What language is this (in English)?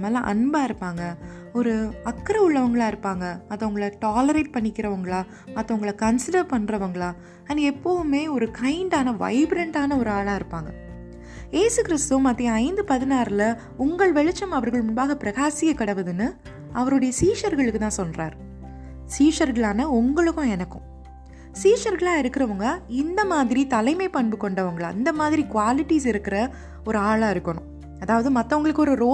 Tamil